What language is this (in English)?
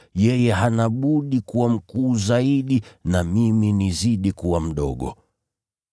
Swahili